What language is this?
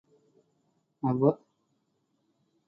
Tamil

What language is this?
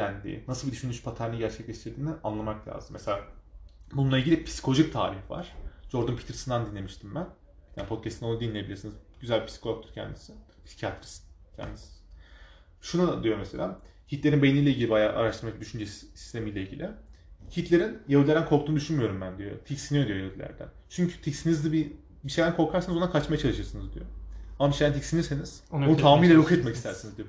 Turkish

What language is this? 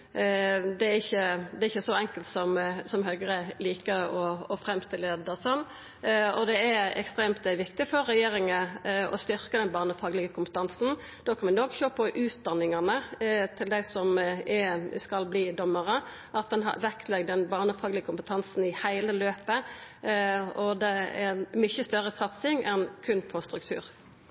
Norwegian Nynorsk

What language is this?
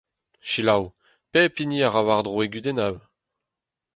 Breton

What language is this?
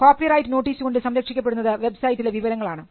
Malayalam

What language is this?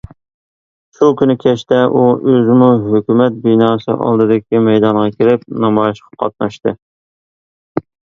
Uyghur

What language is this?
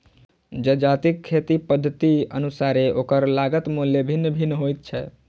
Maithili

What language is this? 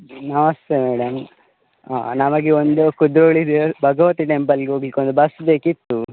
Kannada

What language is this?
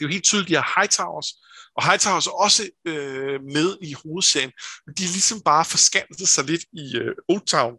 Danish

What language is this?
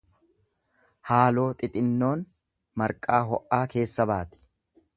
Oromo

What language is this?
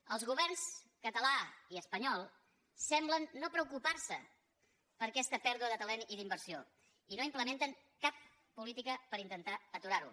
Catalan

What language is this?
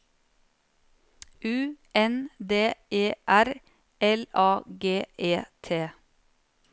Norwegian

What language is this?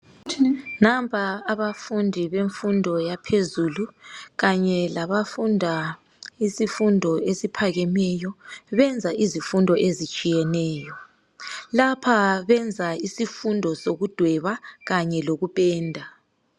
North Ndebele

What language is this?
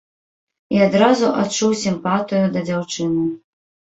Belarusian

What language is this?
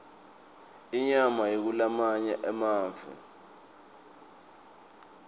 Swati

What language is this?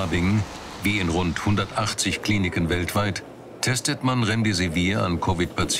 German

